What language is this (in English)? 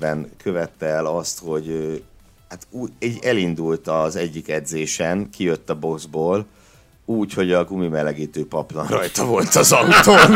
Hungarian